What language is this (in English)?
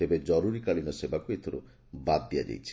Odia